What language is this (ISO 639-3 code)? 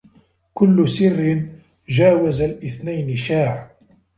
ara